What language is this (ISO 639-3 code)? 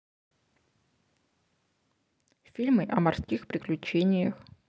rus